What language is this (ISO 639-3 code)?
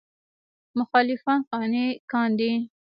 pus